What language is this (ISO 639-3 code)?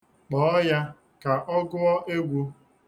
ibo